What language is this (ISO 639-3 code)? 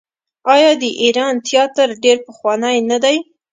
pus